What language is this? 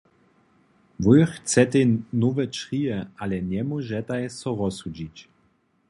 Upper Sorbian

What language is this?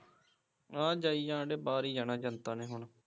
Punjabi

